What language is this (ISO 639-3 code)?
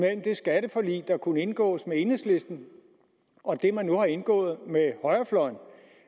dan